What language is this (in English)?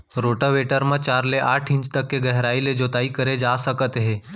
Chhattisgarhi